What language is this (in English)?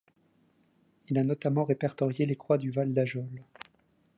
French